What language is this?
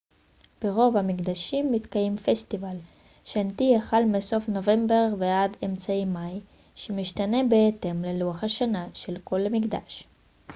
Hebrew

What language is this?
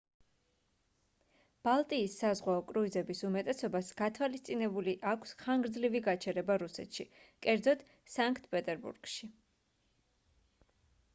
Georgian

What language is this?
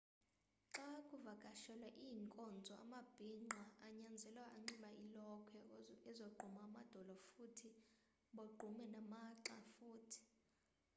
Xhosa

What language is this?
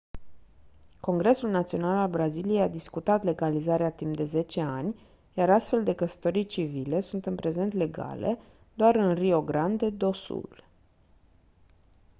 Romanian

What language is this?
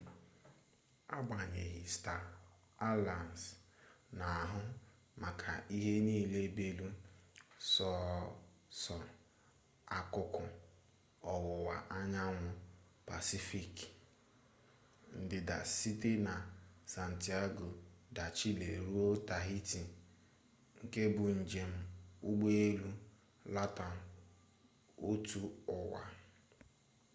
Igbo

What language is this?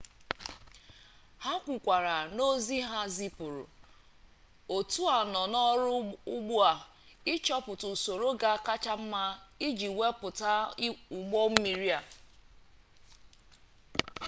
Igbo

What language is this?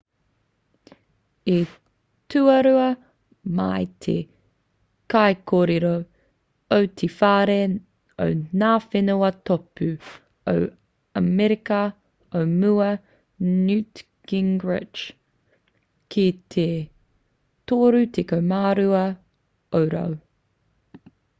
Māori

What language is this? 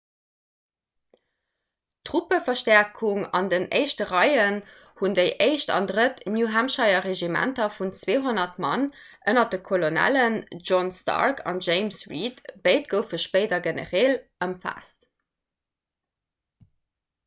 Luxembourgish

